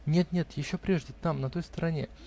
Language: Russian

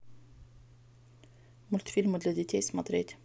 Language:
Russian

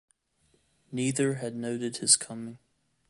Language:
English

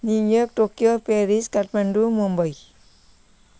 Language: Nepali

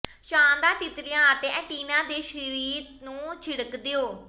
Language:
Punjabi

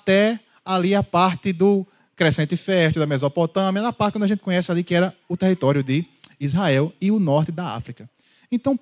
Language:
Portuguese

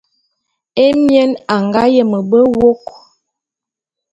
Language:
Bulu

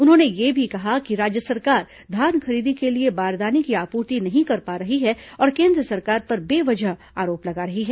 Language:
Hindi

